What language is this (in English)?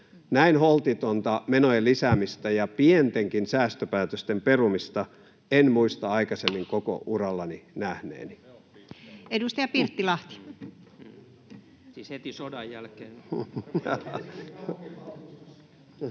Finnish